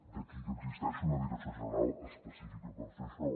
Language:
Catalan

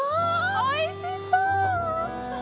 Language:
Japanese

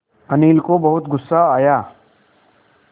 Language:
Hindi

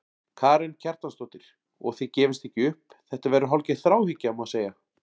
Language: Icelandic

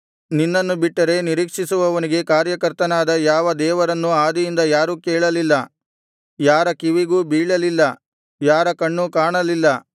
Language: Kannada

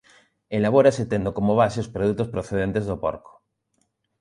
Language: Galician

